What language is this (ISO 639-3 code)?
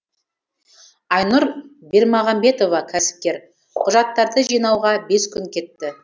kaz